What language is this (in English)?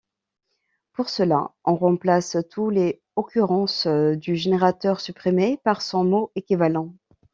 French